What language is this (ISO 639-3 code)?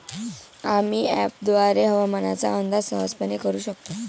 mar